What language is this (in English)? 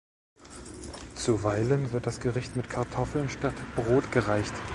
German